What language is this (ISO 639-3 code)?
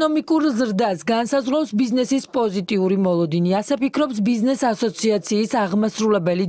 ron